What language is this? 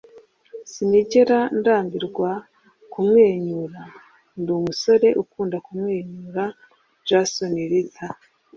Kinyarwanda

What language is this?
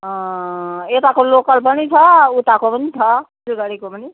Nepali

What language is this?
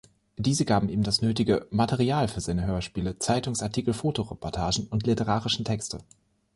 German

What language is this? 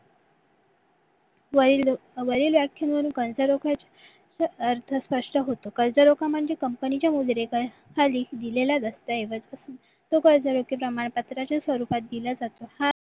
Marathi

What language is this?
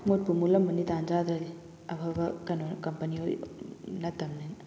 Manipuri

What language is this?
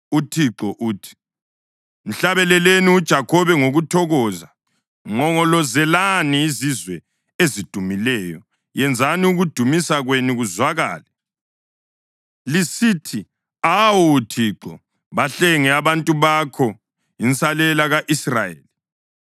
North Ndebele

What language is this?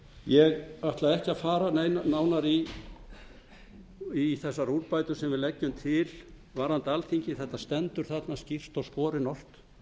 Icelandic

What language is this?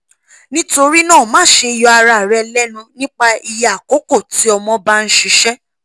Yoruba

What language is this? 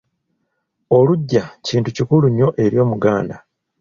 Ganda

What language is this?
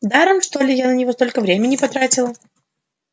Russian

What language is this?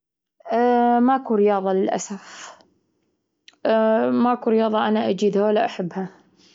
Gulf Arabic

